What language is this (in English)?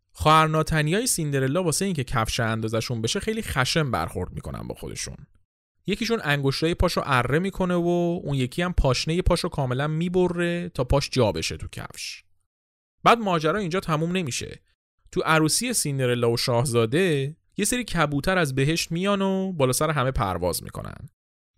Persian